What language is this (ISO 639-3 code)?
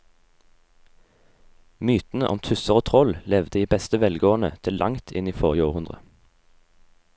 nor